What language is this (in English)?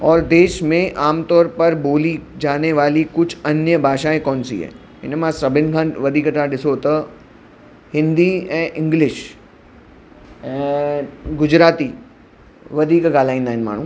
Sindhi